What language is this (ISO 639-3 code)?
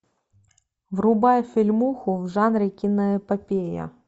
rus